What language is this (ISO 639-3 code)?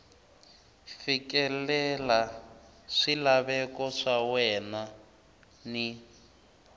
tso